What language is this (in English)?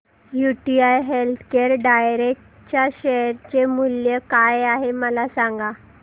Marathi